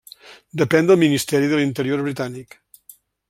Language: Catalan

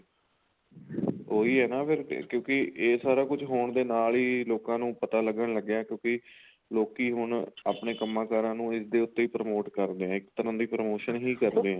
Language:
Punjabi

